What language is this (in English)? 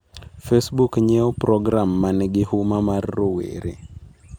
Luo (Kenya and Tanzania)